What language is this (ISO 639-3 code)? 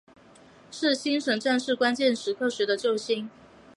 zho